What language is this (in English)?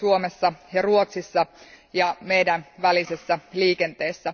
Finnish